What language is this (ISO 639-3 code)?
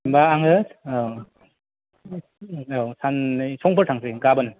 brx